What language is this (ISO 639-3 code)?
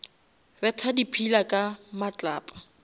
nso